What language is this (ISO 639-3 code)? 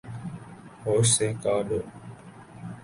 urd